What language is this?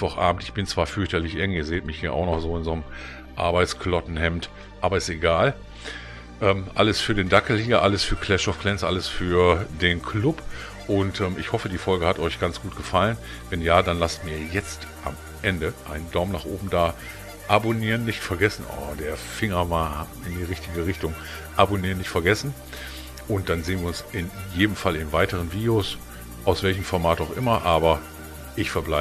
German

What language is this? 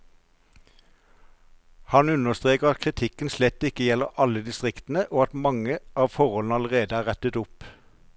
Norwegian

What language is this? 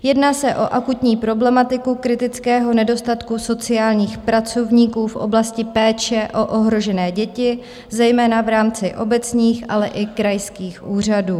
Czech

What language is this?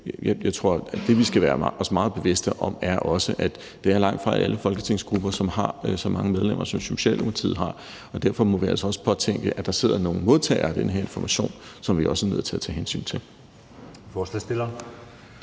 Danish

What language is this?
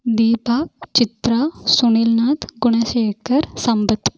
Tamil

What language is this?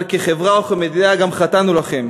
Hebrew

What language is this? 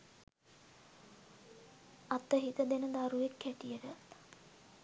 Sinhala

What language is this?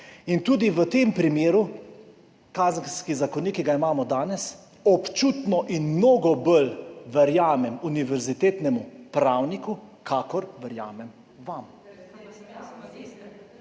Slovenian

